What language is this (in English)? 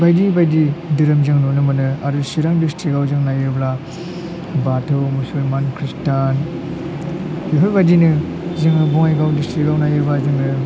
Bodo